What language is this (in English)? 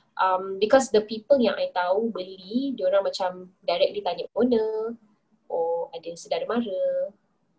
Malay